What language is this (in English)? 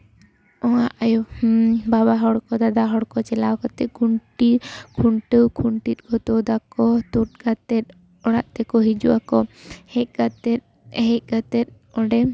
Santali